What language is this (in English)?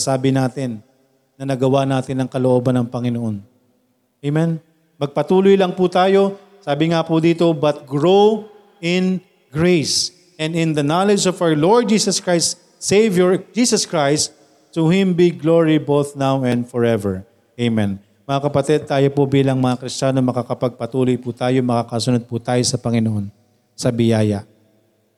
Filipino